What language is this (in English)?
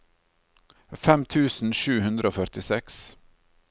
Norwegian